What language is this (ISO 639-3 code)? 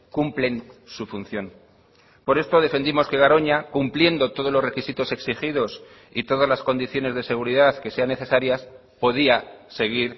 spa